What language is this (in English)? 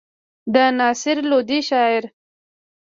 Pashto